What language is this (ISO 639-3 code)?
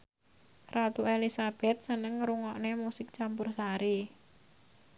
jav